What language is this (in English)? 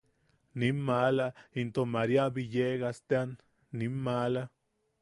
Yaqui